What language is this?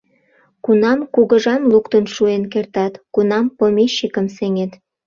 Mari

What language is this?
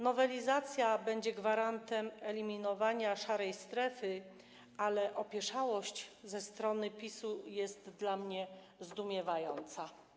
Polish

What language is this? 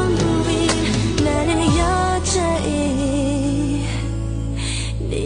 Korean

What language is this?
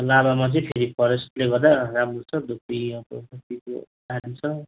Nepali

